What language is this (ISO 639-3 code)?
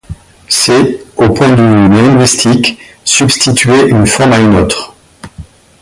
fra